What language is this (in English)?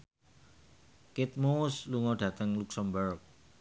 Javanese